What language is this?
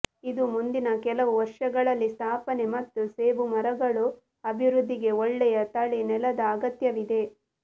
Kannada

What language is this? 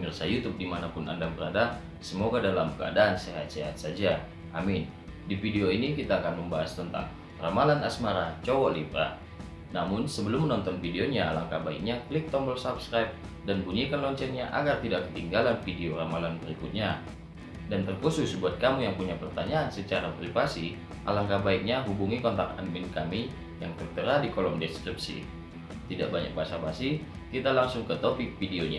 Indonesian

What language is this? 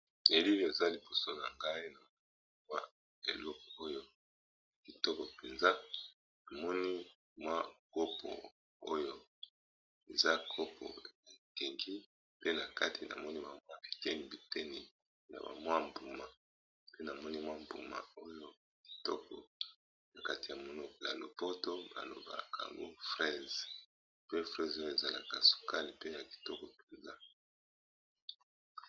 Lingala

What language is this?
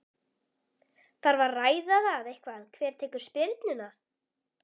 Icelandic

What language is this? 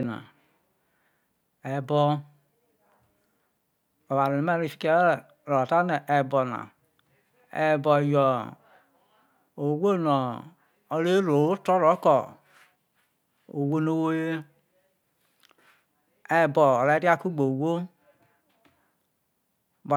Isoko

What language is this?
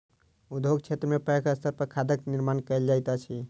Maithili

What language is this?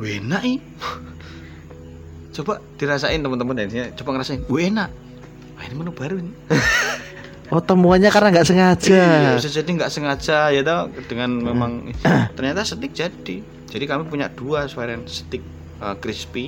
Indonesian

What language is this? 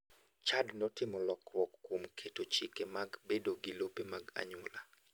Luo (Kenya and Tanzania)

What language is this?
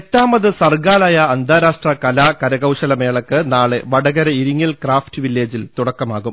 Malayalam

